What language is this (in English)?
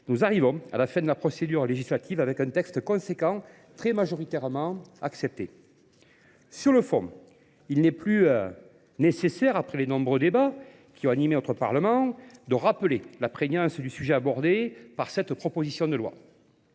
French